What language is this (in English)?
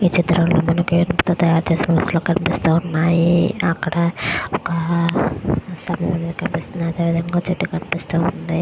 Telugu